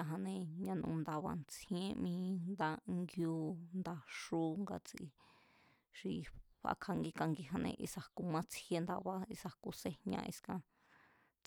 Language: Mazatlán Mazatec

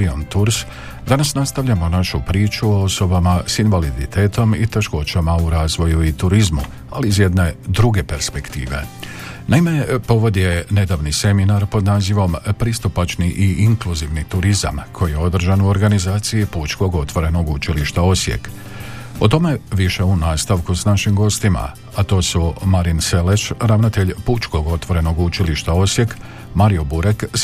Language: Croatian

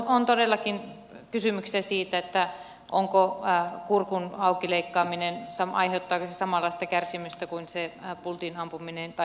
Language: Finnish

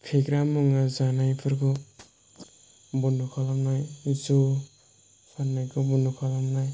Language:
Bodo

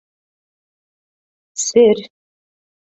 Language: Bashkir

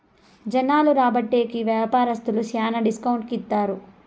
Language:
Telugu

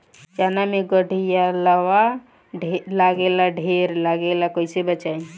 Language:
Bhojpuri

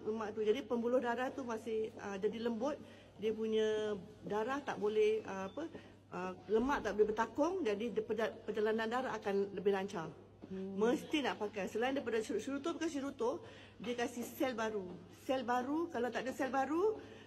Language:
Malay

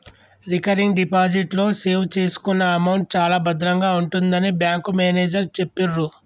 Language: Telugu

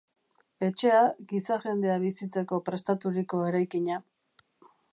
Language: Basque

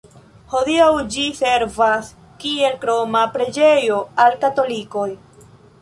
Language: Esperanto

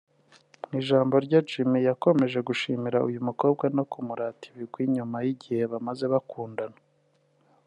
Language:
Kinyarwanda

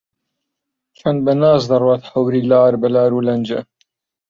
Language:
Central Kurdish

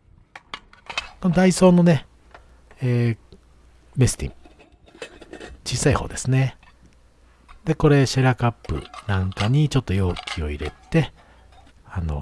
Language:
Japanese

